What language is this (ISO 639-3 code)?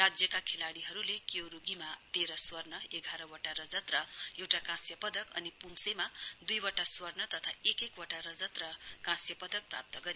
nep